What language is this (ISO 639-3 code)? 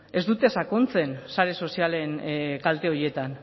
eus